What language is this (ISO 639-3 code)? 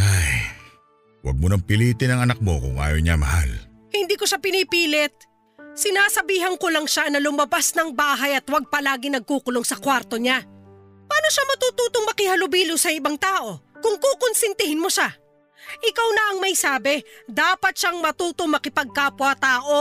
fil